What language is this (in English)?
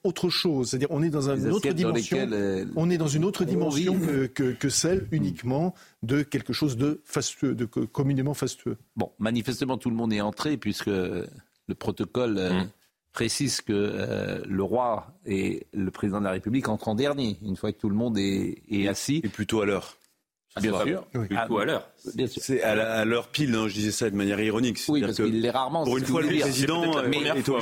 French